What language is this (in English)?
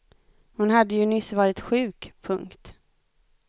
Swedish